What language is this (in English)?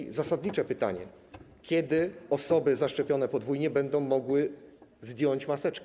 Polish